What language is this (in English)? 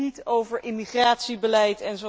Dutch